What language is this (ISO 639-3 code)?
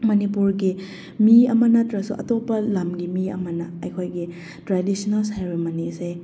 mni